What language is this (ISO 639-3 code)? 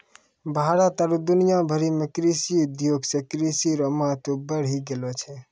mai